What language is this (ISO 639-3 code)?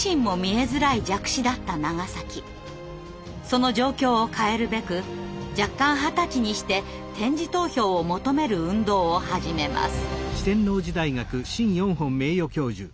jpn